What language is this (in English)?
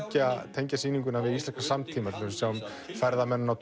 Icelandic